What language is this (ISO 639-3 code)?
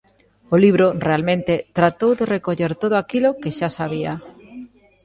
glg